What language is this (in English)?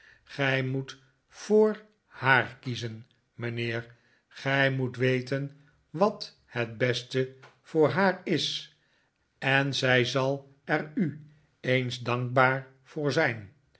Dutch